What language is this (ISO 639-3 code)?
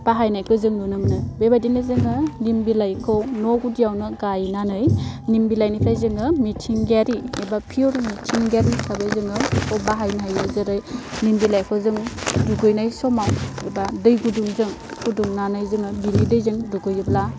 brx